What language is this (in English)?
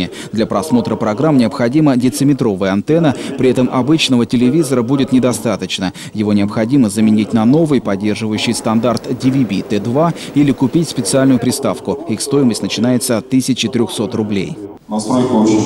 Russian